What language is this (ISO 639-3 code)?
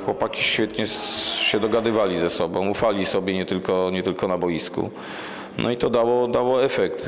pol